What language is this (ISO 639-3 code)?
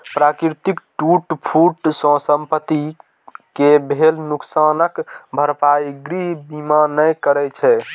mai